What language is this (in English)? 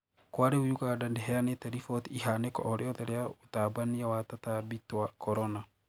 Kikuyu